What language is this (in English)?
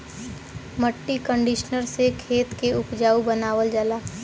Bhojpuri